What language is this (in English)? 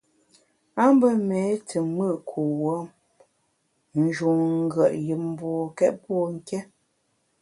Bamun